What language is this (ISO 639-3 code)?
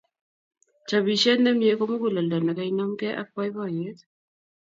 kln